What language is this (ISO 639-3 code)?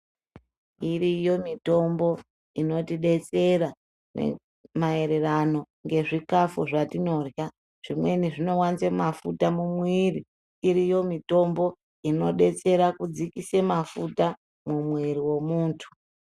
ndc